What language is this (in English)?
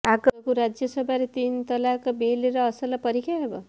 Odia